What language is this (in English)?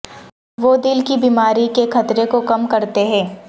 Urdu